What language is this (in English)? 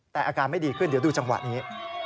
Thai